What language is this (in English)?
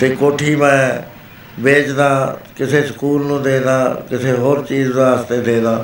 Punjabi